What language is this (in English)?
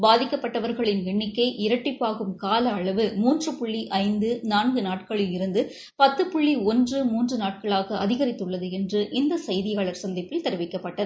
Tamil